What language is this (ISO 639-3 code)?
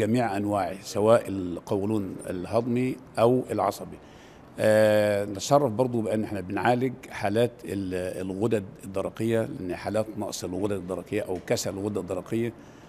ara